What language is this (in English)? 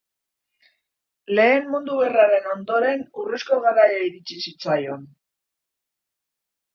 Basque